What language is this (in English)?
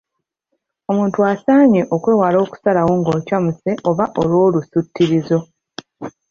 Ganda